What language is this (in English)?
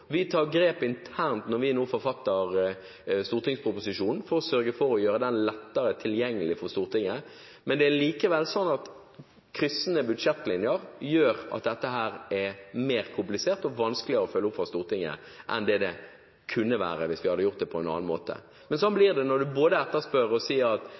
Norwegian Bokmål